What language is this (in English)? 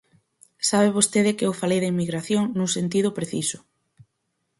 Galician